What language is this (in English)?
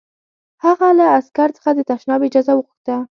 Pashto